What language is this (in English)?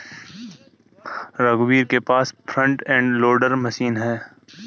Hindi